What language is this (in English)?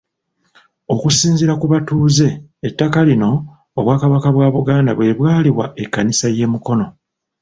Ganda